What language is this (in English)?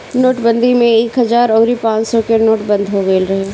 Bhojpuri